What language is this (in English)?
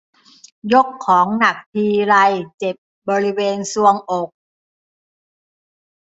Thai